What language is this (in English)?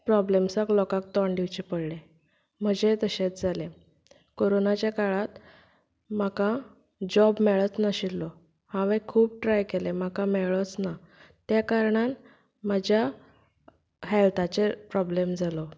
Konkani